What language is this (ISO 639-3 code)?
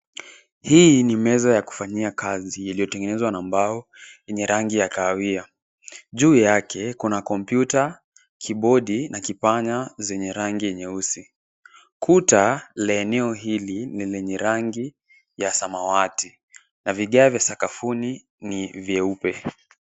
swa